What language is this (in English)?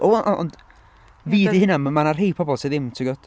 Welsh